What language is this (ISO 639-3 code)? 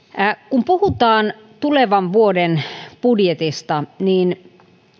fin